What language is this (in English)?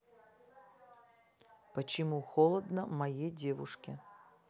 Russian